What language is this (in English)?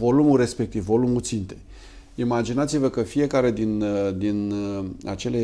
Romanian